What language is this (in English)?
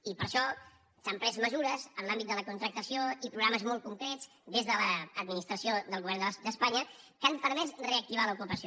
Catalan